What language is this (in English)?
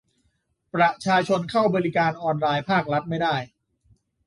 Thai